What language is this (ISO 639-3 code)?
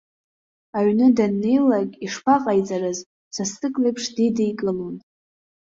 abk